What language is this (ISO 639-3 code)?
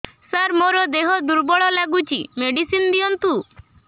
ori